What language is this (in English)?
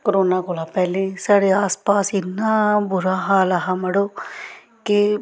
Dogri